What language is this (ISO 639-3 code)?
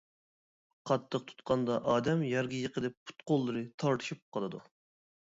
uig